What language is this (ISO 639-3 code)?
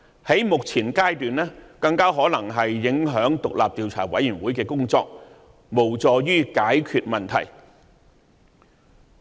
yue